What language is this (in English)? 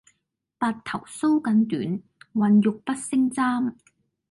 Cantonese